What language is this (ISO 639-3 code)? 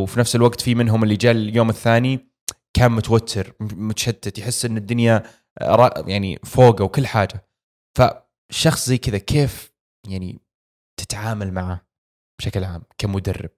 ara